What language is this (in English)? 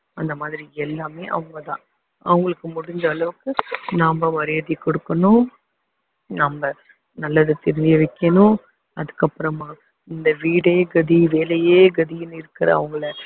Tamil